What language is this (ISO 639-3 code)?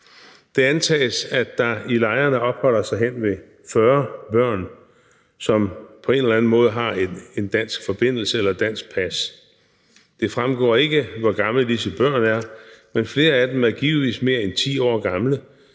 dan